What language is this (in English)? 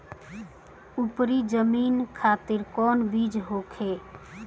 Bhojpuri